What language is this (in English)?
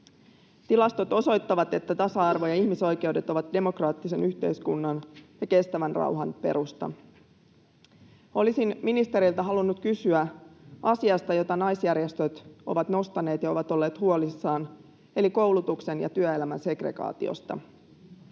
Finnish